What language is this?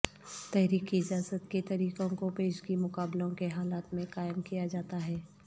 Urdu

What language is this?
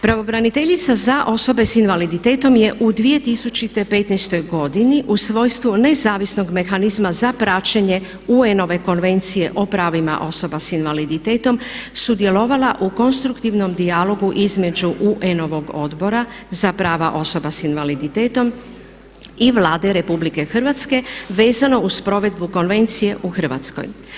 Croatian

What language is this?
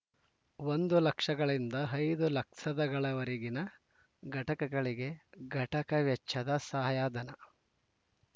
Kannada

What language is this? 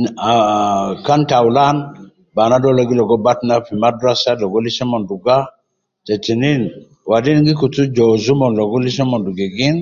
Nubi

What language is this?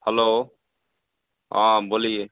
Hindi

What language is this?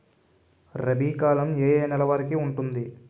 Telugu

